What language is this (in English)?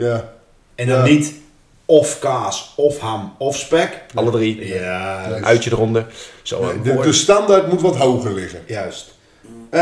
Dutch